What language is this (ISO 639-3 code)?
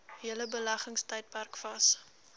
afr